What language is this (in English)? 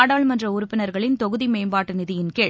Tamil